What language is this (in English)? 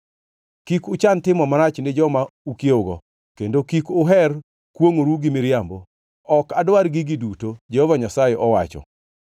Luo (Kenya and Tanzania)